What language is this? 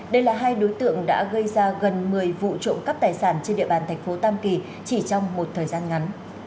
Vietnamese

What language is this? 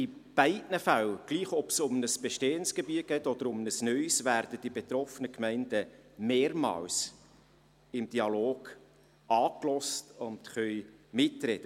Swiss German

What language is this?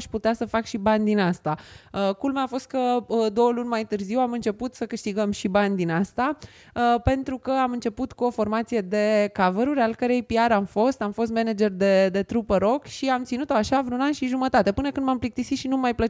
Romanian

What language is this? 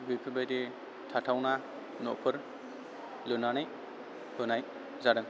Bodo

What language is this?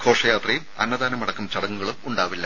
Malayalam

